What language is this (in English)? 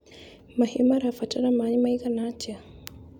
Kikuyu